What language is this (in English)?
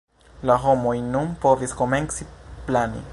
Esperanto